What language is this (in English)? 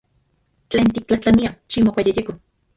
Central Puebla Nahuatl